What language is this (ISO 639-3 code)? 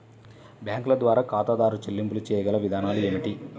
tel